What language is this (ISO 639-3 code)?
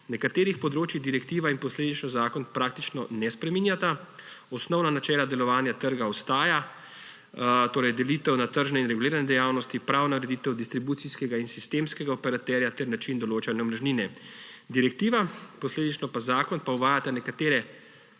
slv